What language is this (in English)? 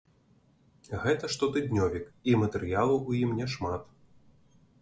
Belarusian